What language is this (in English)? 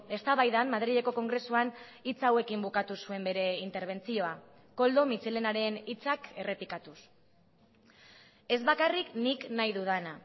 Basque